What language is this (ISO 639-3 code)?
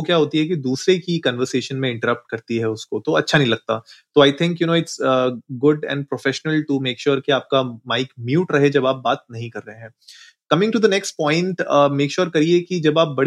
hin